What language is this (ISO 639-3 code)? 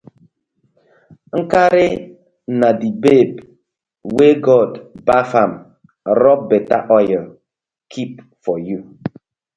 pcm